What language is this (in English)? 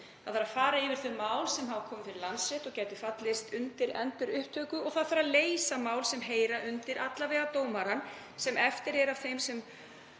Icelandic